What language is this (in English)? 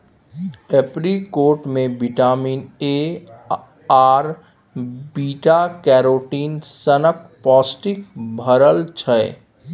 Maithili